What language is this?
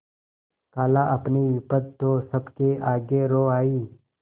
Hindi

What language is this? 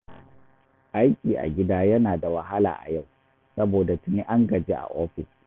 Hausa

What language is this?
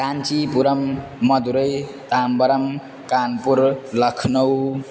Sanskrit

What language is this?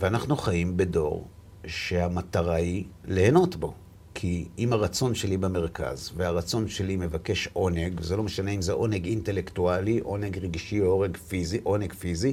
Hebrew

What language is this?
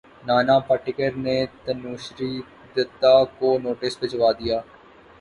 Urdu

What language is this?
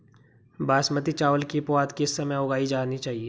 Hindi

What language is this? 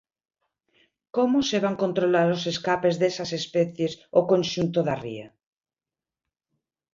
Galician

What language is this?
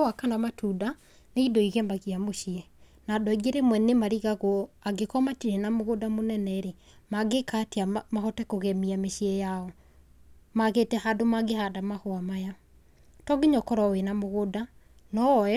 Kikuyu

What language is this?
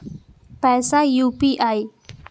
Maithili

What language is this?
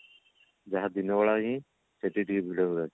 Odia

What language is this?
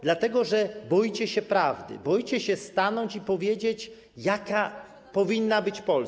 Polish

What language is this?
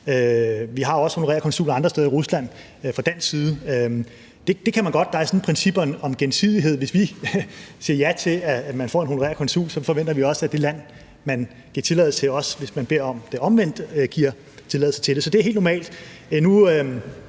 Danish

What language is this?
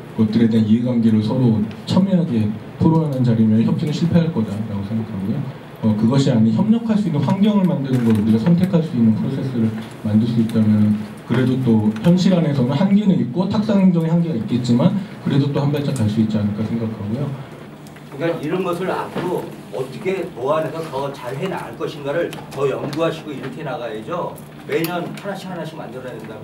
Korean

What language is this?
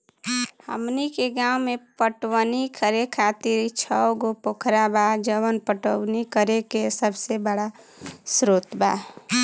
Bhojpuri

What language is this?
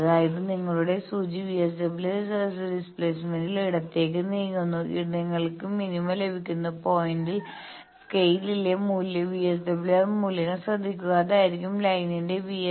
Malayalam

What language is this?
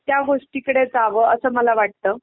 Marathi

